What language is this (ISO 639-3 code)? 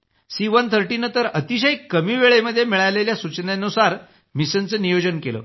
mar